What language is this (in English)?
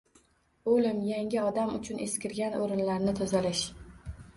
Uzbek